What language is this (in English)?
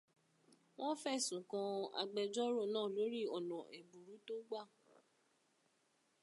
Yoruba